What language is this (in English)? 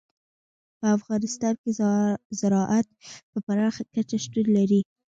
Pashto